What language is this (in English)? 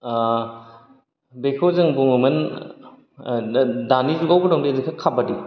Bodo